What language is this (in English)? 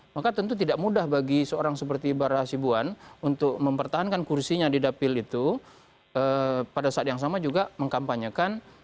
Indonesian